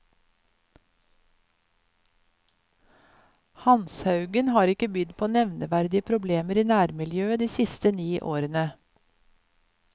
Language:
Norwegian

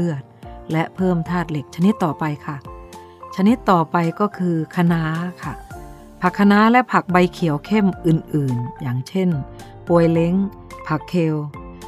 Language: Thai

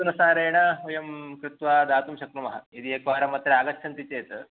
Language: Sanskrit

